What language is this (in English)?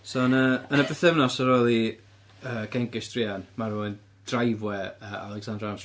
Welsh